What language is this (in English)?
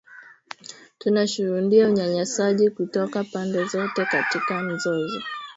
Swahili